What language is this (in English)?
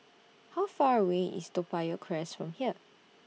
English